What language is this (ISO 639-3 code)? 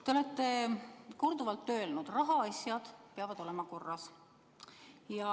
est